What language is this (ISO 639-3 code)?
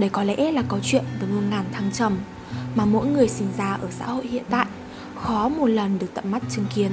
vie